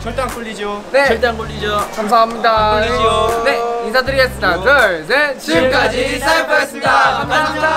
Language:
Korean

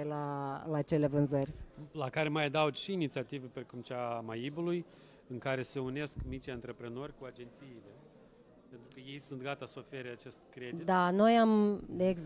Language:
Romanian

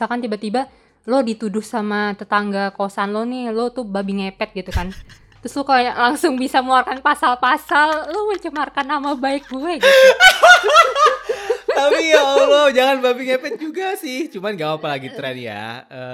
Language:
Indonesian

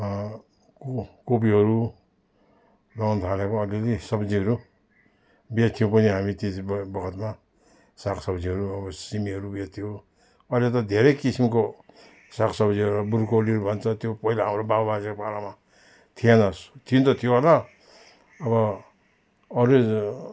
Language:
Nepali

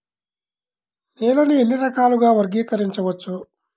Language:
Telugu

